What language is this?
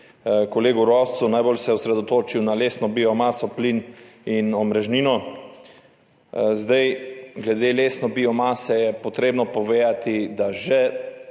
Slovenian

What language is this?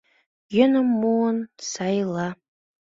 Mari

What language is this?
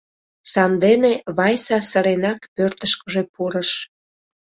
Mari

